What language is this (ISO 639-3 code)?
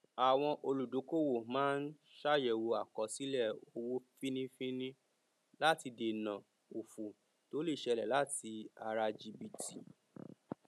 yor